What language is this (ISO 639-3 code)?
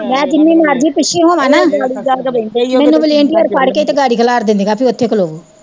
pan